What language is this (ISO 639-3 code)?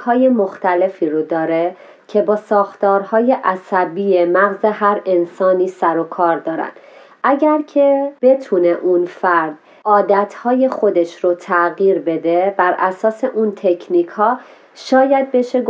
fas